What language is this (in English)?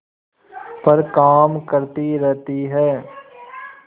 Hindi